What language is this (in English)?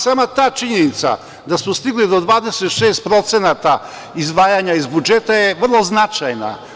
Serbian